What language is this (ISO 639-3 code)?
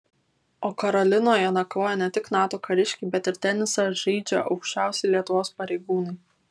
lit